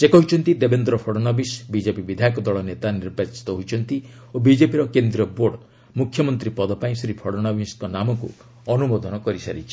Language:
Odia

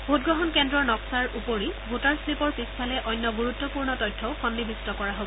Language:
Assamese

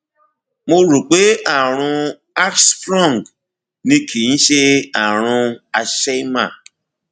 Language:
Yoruba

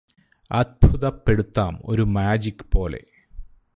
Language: Malayalam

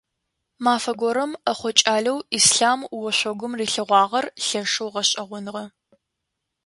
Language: Adyghe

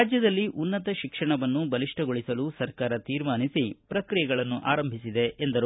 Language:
Kannada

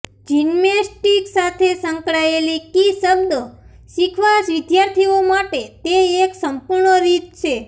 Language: Gujarati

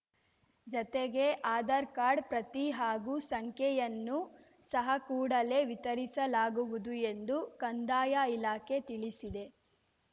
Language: Kannada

